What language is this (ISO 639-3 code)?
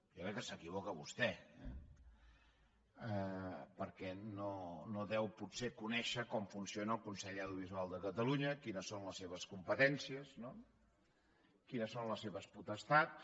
cat